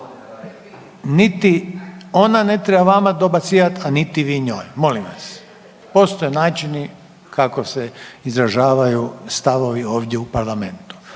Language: Croatian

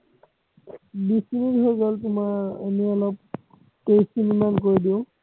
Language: Assamese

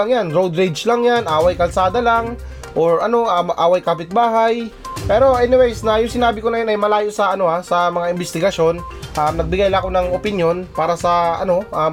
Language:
Filipino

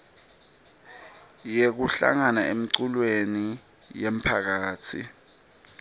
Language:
Swati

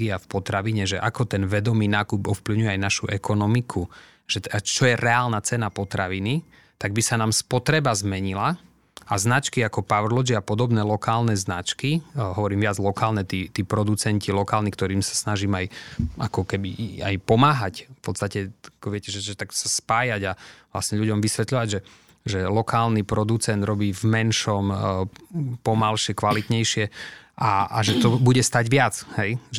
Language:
Slovak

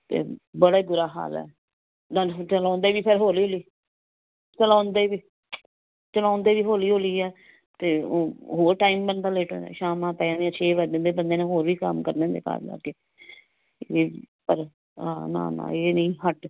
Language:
Punjabi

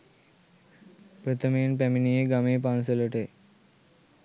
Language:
Sinhala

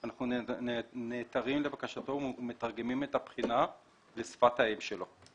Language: Hebrew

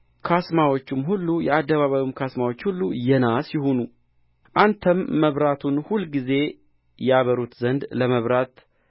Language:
Amharic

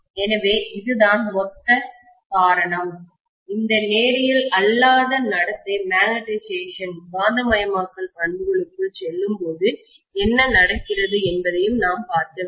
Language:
Tamil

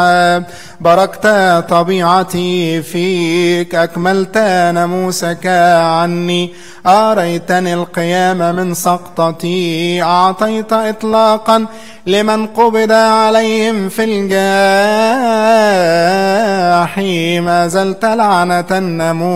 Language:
Arabic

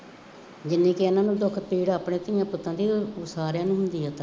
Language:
Punjabi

